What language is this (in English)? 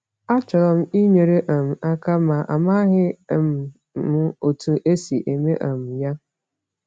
Igbo